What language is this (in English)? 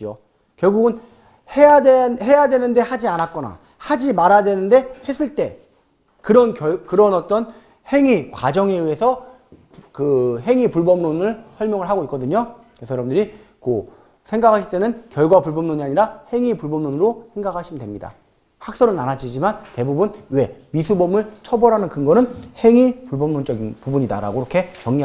Korean